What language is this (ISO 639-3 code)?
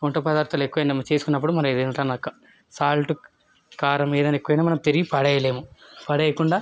tel